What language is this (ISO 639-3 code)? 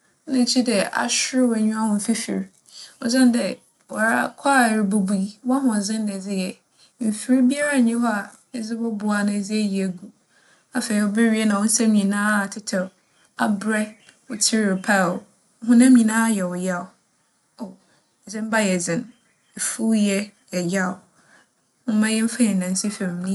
aka